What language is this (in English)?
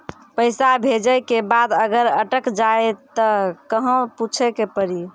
Maithili